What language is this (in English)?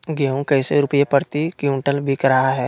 Magahi